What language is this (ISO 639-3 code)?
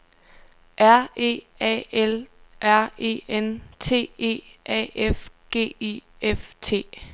dan